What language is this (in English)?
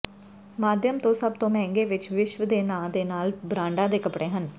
Punjabi